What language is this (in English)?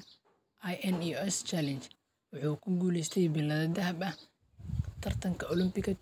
Somali